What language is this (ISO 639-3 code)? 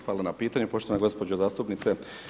hrv